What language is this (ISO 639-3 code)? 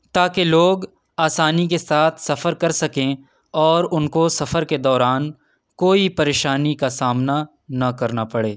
urd